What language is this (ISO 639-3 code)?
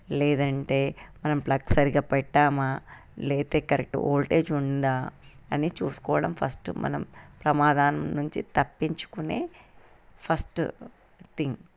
tel